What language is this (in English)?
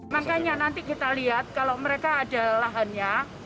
Indonesian